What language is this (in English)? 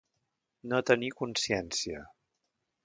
Catalan